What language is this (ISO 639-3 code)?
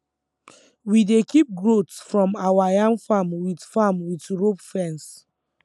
pcm